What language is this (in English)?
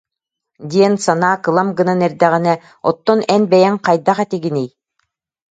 Yakut